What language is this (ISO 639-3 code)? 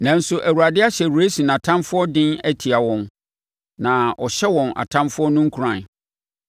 aka